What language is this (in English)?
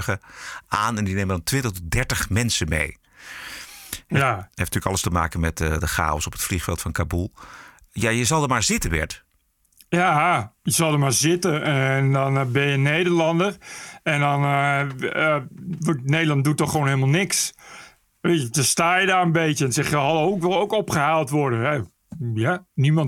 Dutch